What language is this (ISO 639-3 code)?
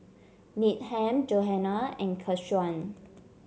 eng